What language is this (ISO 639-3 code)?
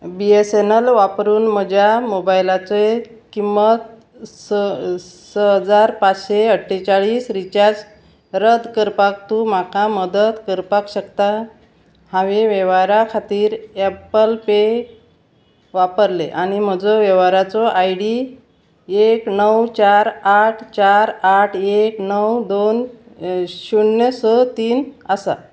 kok